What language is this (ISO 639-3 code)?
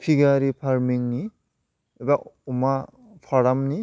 brx